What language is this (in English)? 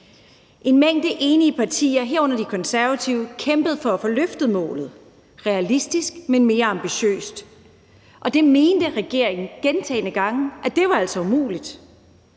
Danish